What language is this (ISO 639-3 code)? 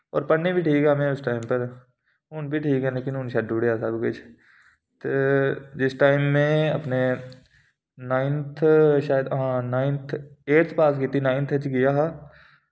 doi